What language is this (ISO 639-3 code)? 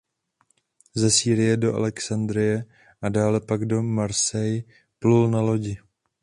ces